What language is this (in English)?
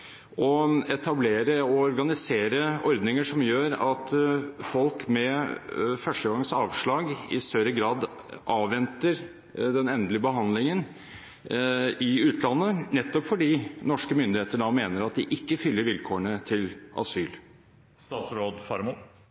Norwegian Bokmål